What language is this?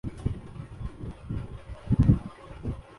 Urdu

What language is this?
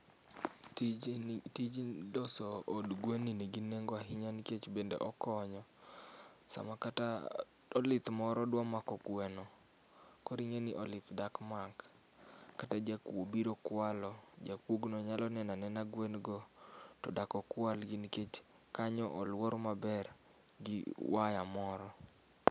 Luo (Kenya and Tanzania)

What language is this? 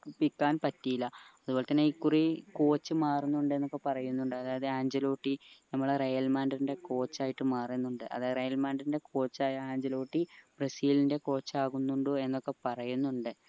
Malayalam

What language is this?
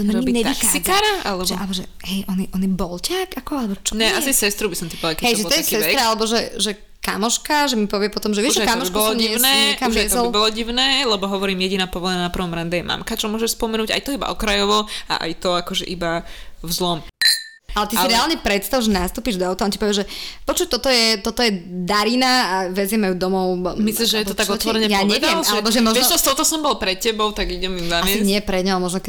Slovak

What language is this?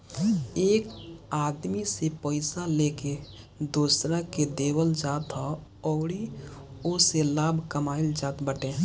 Bhojpuri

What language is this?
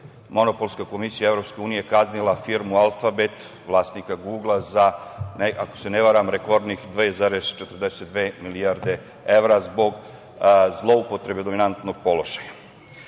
Serbian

